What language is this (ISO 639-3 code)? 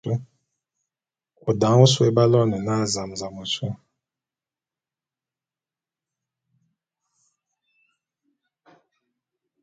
bum